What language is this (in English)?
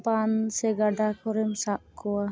Santali